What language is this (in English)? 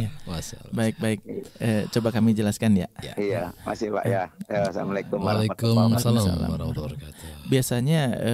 Indonesian